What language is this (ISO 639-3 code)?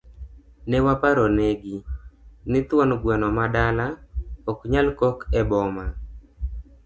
luo